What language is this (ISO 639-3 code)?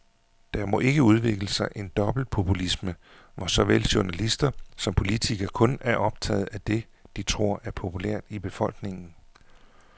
dan